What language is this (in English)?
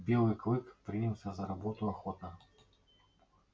Russian